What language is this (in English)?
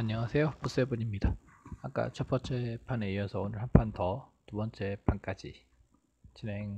Korean